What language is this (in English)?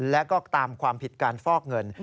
Thai